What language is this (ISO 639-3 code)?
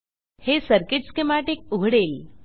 mar